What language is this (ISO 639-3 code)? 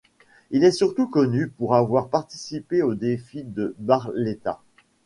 fra